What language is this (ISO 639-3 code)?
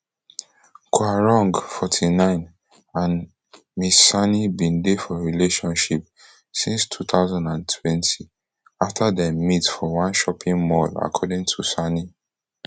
pcm